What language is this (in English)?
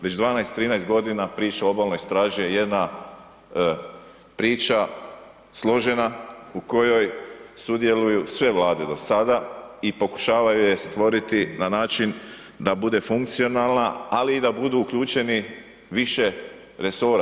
Croatian